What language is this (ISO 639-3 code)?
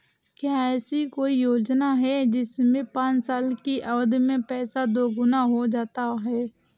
hin